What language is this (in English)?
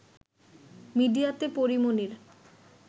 Bangla